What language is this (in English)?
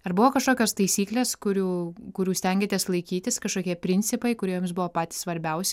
Lithuanian